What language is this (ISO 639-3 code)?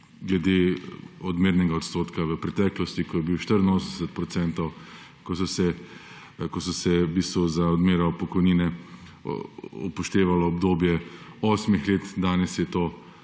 slv